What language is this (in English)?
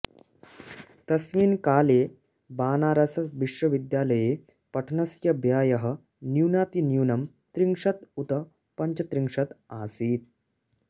Sanskrit